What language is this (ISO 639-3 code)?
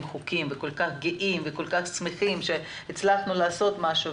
heb